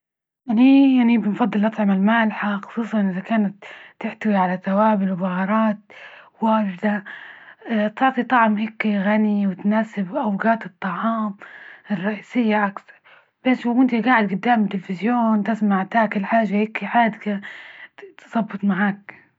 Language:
Libyan Arabic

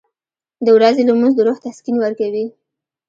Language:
Pashto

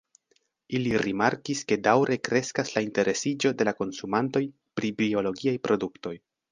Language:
Esperanto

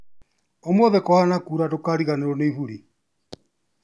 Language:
Kikuyu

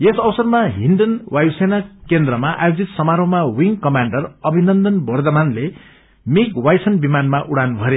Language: Nepali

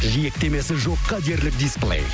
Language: Kazakh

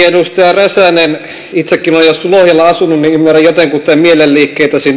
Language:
Finnish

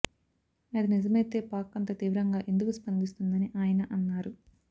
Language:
Telugu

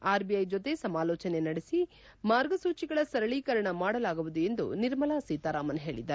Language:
Kannada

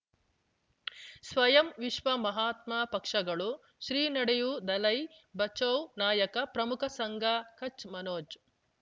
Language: Kannada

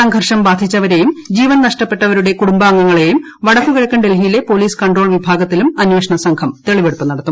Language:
Malayalam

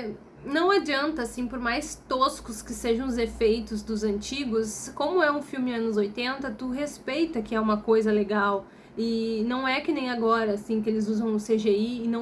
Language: Portuguese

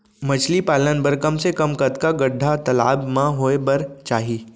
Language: Chhattisgarhi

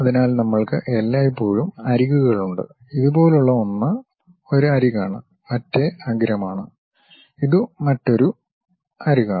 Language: Malayalam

